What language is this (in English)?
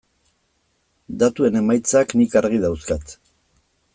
Basque